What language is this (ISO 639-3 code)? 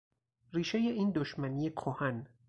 fas